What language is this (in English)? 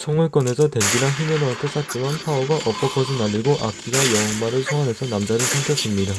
Korean